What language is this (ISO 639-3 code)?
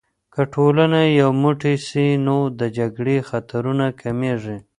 pus